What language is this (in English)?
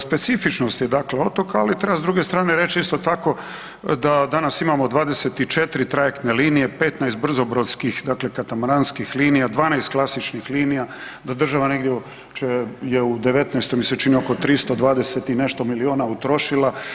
Croatian